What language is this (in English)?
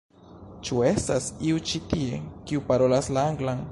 Esperanto